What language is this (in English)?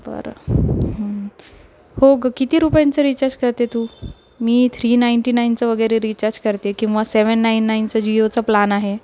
Marathi